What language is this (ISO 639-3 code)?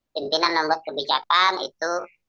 ind